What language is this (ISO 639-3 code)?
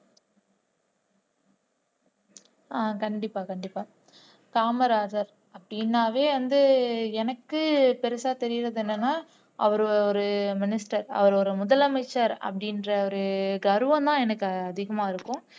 tam